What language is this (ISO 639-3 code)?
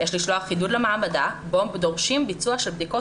heb